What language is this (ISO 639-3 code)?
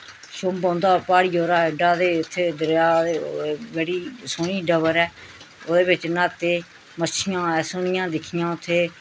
doi